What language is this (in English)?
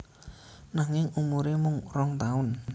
Javanese